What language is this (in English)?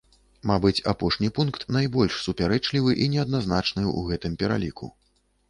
Belarusian